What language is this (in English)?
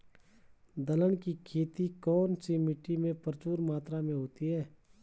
Hindi